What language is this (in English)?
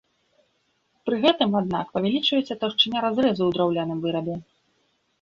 Belarusian